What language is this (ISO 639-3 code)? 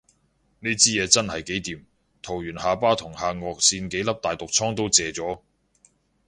yue